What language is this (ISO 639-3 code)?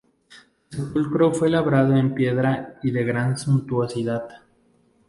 spa